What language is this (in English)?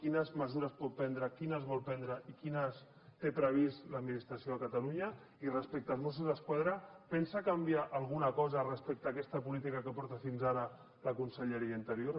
Catalan